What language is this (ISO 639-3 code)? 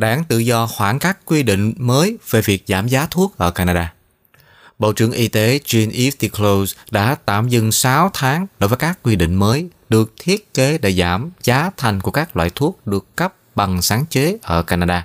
vie